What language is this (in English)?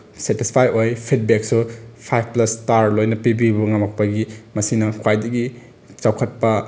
Manipuri